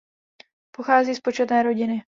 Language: Czech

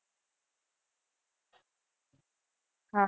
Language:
Gujarati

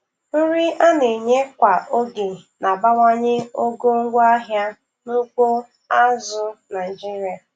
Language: Igbo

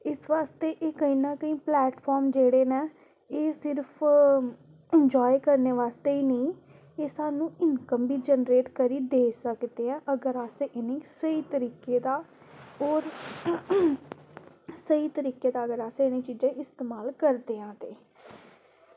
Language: Dogri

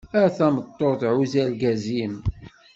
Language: Kabyle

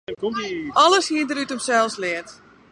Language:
Western Frisian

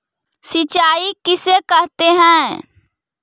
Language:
Magahi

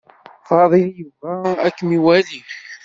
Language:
Kabyle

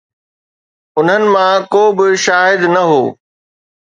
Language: Sindhi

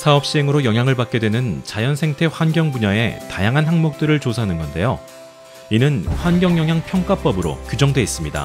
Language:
Korean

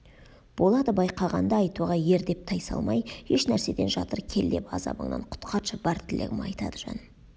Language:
Kazakh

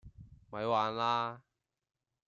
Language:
Cantonese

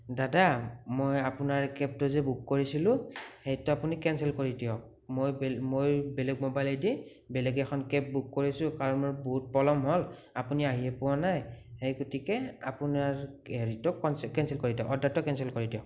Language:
Assamese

